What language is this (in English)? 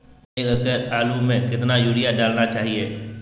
Magahi